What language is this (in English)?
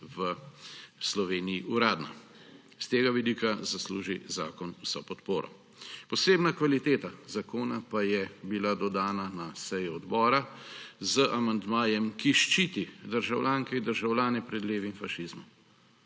Slovenian